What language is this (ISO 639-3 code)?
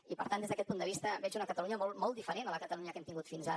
cat